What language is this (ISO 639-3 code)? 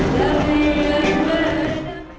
ind